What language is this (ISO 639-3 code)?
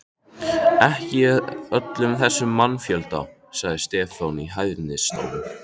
isl